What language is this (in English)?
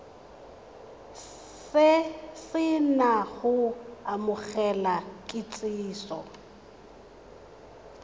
Tswana